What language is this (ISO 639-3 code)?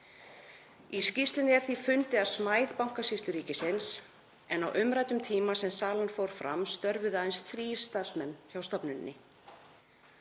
isl